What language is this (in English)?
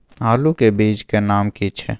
Maithili